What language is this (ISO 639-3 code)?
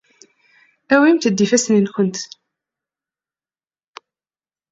kab